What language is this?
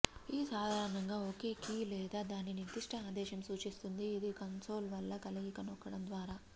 Telugu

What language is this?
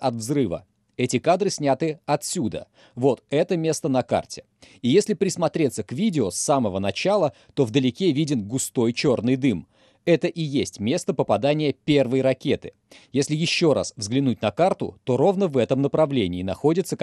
Russian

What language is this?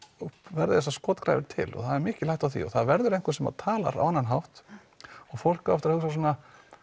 Icelandic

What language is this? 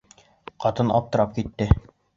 Bashkir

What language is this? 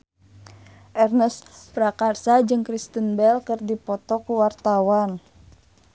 Sundanese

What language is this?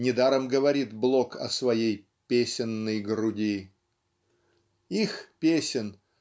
Russian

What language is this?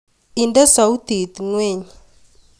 Kalenjin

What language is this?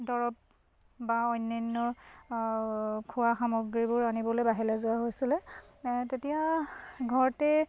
Assamese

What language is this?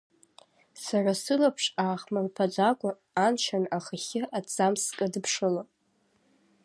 Abkhazian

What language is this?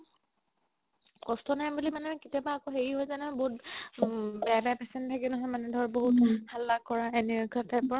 Assamese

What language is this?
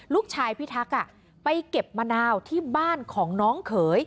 Thai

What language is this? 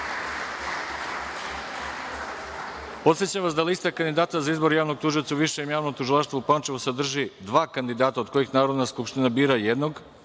Serbian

